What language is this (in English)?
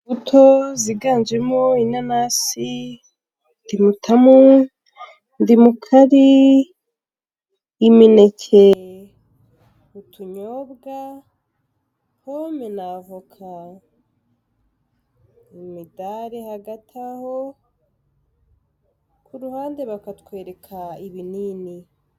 Kinyarwanda